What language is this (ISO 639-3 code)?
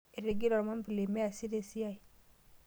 mas